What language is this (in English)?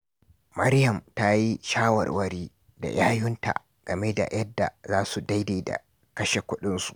Hausa